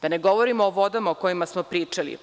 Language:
Serbian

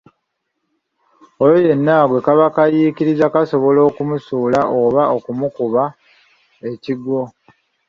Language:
Ganda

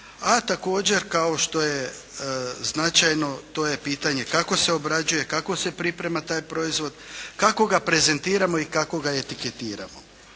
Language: Croatian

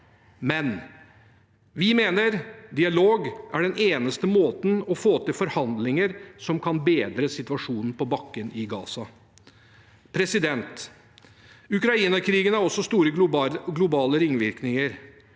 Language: Norwegian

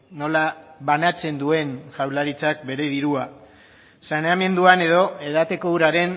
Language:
Basque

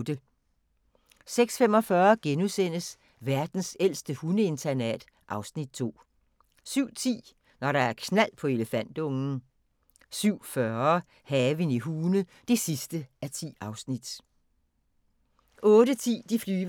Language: Danish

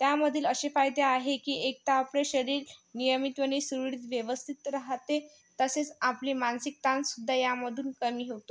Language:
Marathi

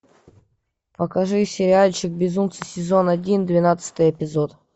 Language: Russian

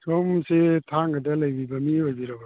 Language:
Manipuri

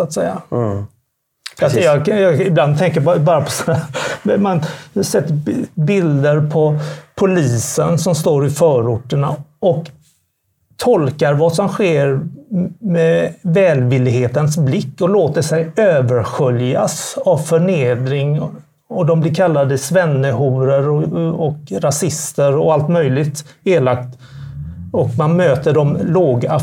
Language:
Swedish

